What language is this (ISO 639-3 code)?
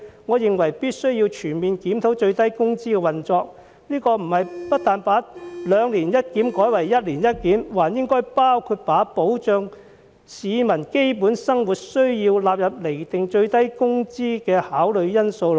yue